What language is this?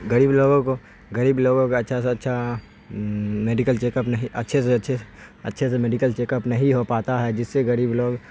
Urdu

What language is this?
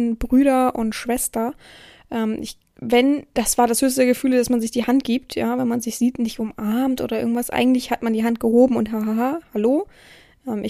German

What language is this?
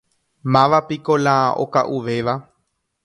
Guarani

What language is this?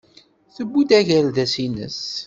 Kabyle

